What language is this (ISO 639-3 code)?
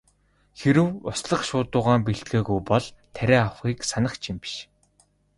mon